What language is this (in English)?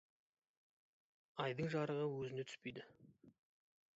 Kazakh